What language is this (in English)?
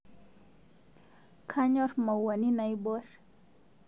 Masai